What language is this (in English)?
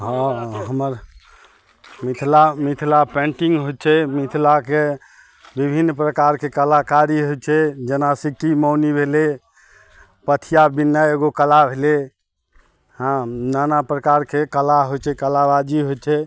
Maithili